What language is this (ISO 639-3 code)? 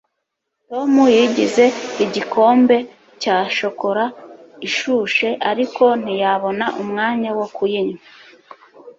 kin